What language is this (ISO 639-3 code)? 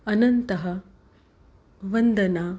san